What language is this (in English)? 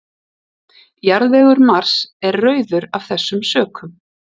Icelandic